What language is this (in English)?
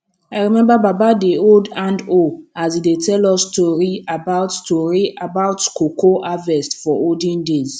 Nigerian Pidgin